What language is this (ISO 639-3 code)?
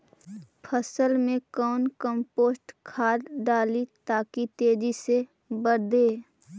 mag